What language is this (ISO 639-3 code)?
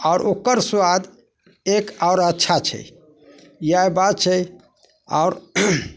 mai